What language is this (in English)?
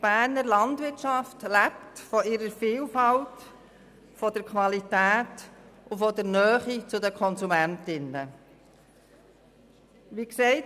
Swiss German